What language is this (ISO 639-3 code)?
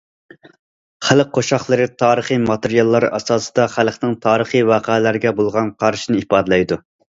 uig